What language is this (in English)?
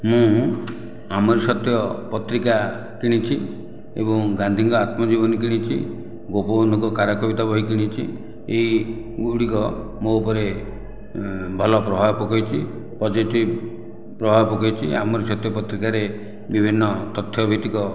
Odia